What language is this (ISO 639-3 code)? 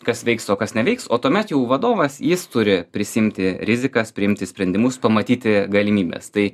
lit